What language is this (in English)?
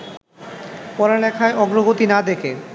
Bangla